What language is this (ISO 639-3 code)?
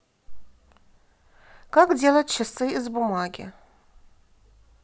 rus